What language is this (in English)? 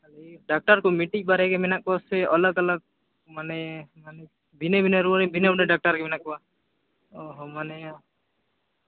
Santali